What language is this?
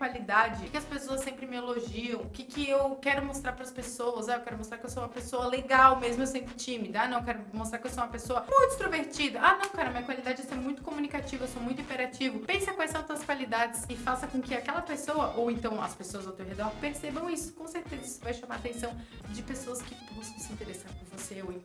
Portuguese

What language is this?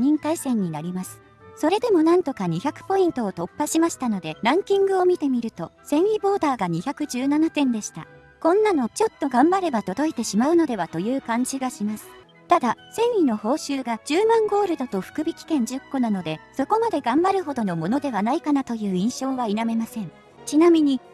Japanese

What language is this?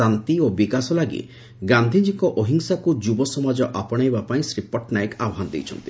Odia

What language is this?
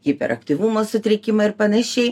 Lithuanian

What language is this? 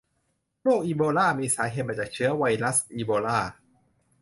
Thai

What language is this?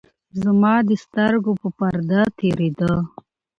Pashto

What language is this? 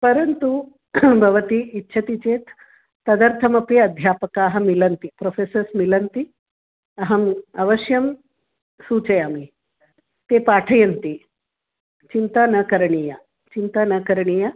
Sanskrit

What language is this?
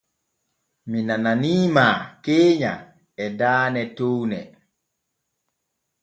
Borgu Fulfulde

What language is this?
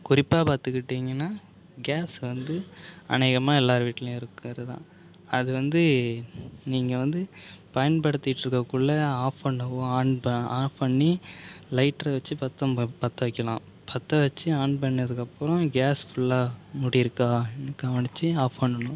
Tamil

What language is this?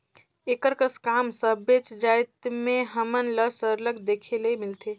Chhattisgarhi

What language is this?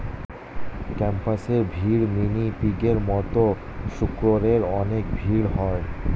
Bangla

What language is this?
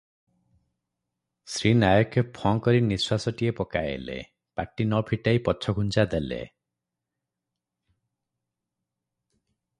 Odia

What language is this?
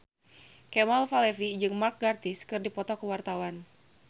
Sundanese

